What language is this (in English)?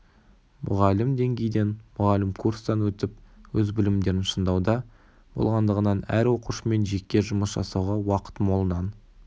Kazakh